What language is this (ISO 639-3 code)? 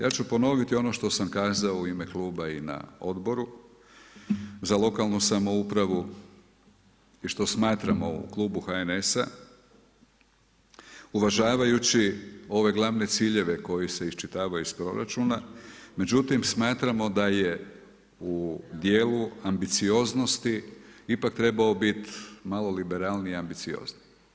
hrv